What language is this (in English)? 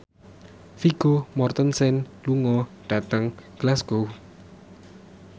Javanese